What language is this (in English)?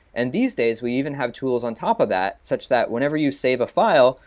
English